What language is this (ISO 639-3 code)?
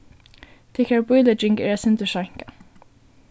fao